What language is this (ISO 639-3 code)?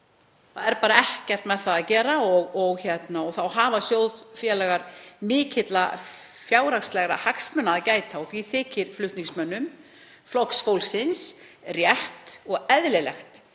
isl